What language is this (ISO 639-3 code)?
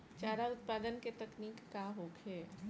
bho